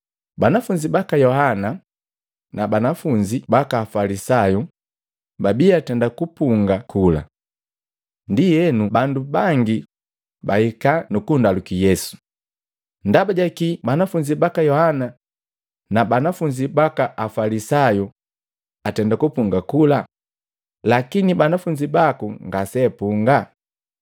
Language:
Matengo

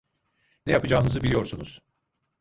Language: Turkish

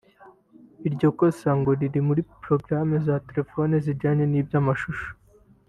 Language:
Kinyarwanda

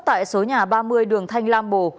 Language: Vietnamese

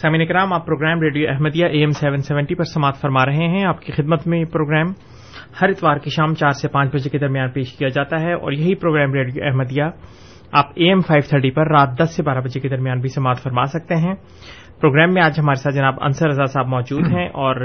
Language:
Urdu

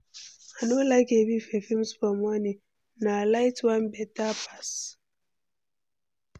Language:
Nigerian Pidgin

